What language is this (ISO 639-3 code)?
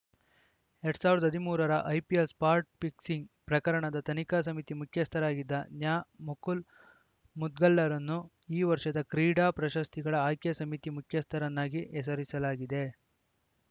kan